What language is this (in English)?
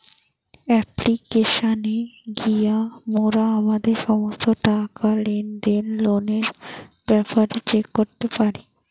Bangla